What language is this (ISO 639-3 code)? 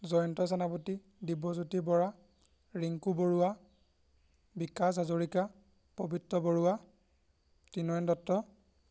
asm